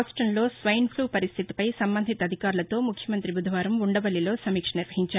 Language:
Telugu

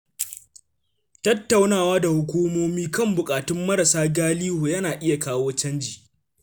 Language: Hausa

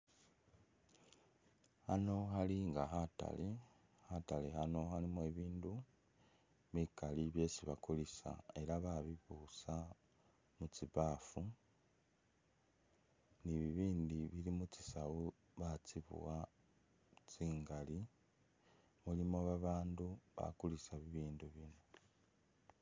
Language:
Masaaba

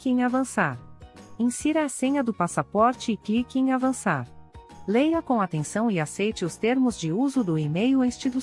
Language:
Portuguese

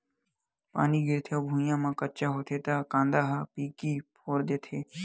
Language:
Chhattisgarhi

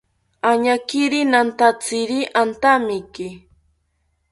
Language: South Ucayali Ashéninka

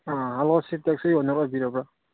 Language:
Manipuri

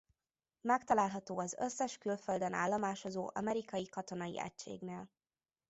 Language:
Hungarian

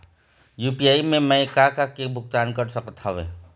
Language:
Chhattisgarhi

